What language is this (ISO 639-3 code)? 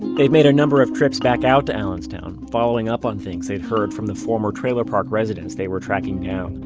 eng